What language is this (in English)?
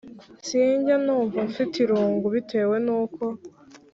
Kinyarwanda